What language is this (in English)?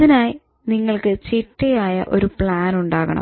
Malayalam